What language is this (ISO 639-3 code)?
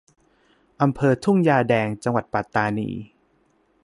tha